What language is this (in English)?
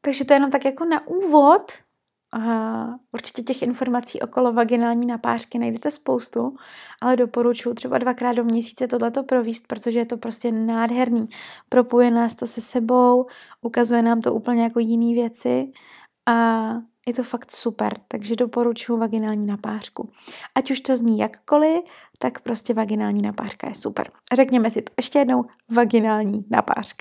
Czech